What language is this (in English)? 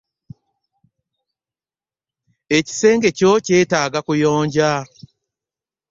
Ganda